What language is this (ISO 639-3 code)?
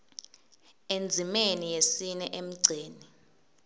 ssw